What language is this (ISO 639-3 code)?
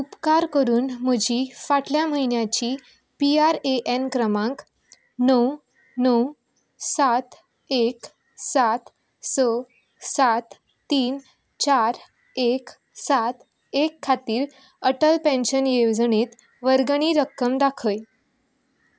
kok